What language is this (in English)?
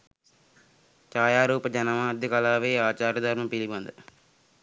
Sinhala